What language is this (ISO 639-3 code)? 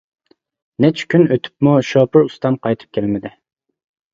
uig